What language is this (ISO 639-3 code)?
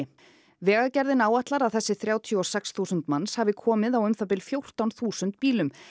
isl